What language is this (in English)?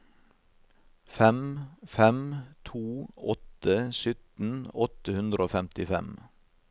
Norwegian